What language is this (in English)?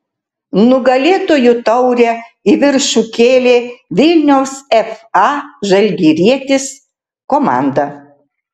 Lithuanian